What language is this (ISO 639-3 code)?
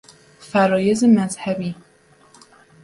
fas